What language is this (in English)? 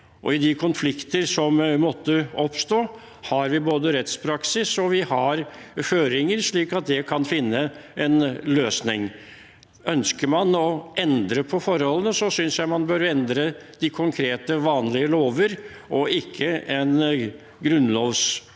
Norwegian